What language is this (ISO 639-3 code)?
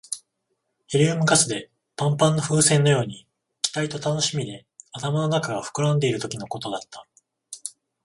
jpn